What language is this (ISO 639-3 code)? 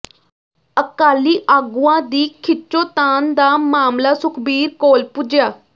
pan